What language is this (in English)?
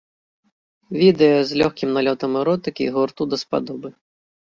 Belarusian